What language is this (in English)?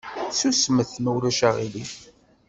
Kabyle